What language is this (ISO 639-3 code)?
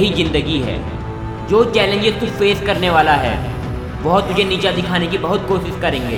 hin